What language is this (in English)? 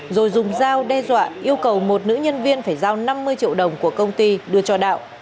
Vietnamese